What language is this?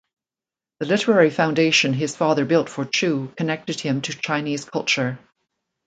English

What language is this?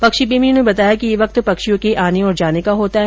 Hindi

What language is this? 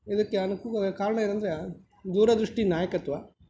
Kannada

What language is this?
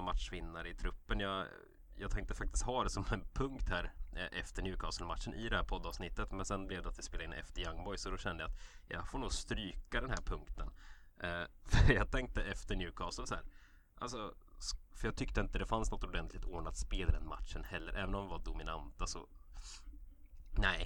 Swedish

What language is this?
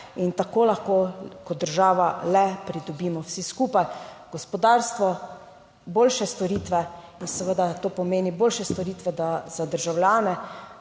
Slovenian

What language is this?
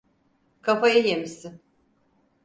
Turkish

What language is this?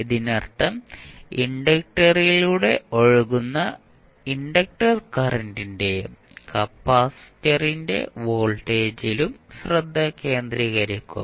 Malayalam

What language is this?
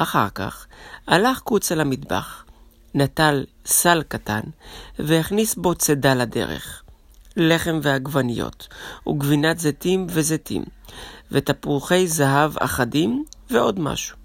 Hebrew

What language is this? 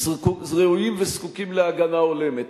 Hebrew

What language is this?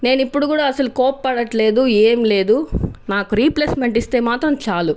Telugu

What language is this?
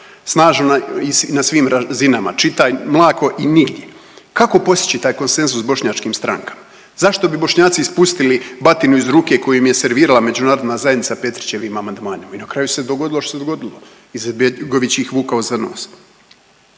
Croatian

